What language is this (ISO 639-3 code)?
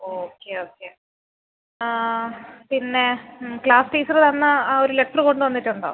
mal